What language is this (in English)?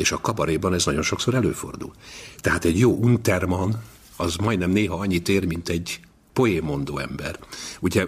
Hungarian